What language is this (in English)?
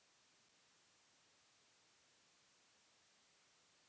Bhojpuri